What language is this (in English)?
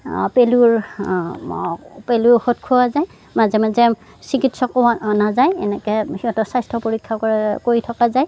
Assamese